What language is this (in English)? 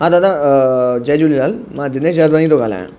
Sindhi